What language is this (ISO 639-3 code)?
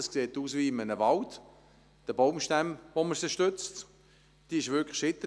gsw